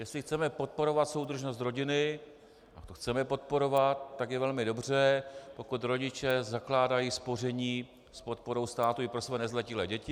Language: Czech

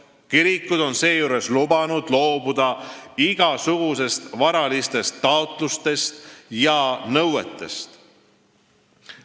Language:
Estonian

